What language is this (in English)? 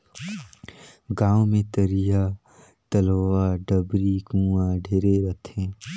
Chhattisgarhi